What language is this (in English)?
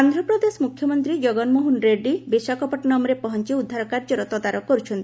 Odia